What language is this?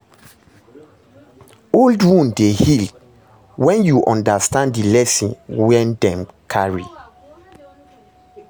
Nigerian Pidgin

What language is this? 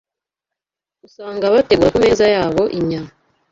Kinyarwanda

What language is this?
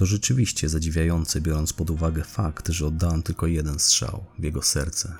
Polish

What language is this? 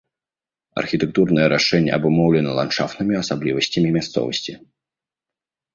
Belarusian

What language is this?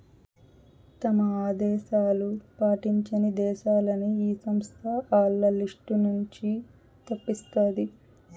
Telugu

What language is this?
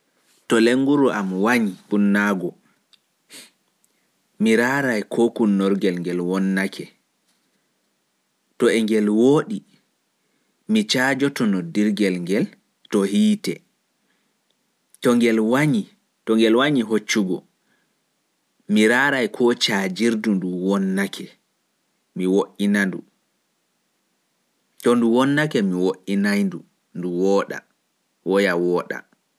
Pular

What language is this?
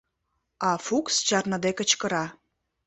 Mari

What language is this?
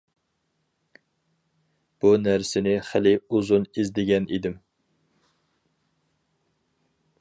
Uyghur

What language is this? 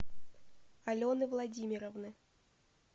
Russian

